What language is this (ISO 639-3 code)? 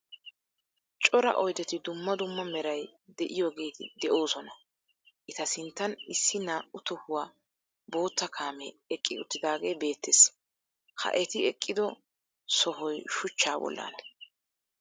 wal